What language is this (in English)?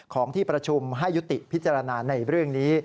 Thai